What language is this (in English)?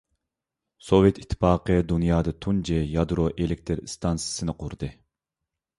Uyghur